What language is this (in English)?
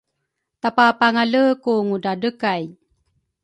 Rukai